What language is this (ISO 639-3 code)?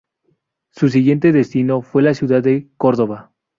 spa